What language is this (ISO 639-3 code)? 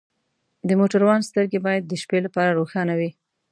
pus